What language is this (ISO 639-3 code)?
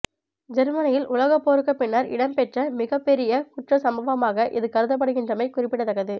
tam